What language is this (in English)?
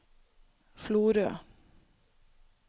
Norwegian